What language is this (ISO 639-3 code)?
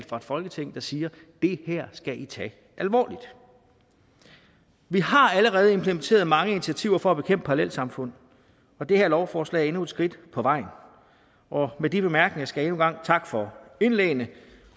dan